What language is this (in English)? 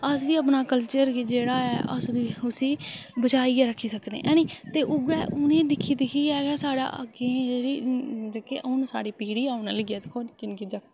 Dogri